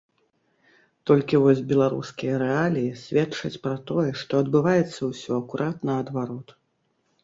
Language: Belarusian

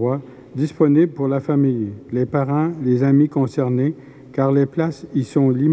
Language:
French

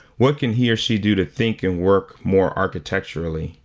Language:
English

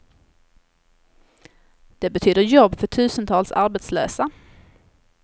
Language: Swedish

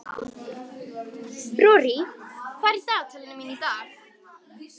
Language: Icelandic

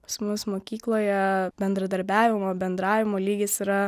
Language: Lithuanian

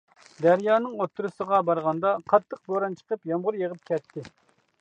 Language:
Uyghur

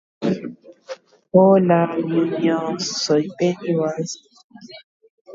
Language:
Guarani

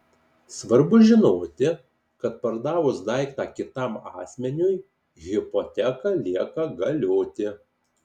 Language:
Lithuanian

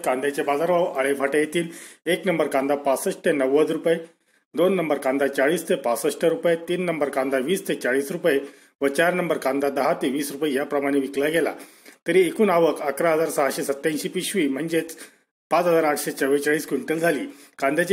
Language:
Marathi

